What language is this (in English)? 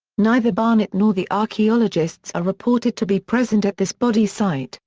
English